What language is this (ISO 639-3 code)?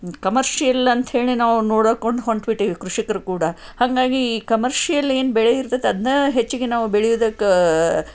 kan